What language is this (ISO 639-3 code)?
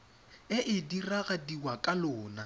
tsn